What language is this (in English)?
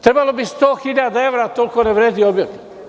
Serbian